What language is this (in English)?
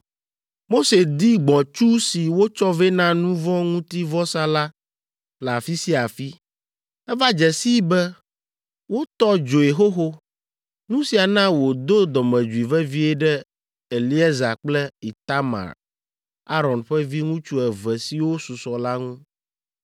Ewe